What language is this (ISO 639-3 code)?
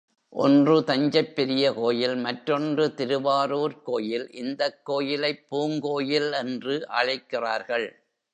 tam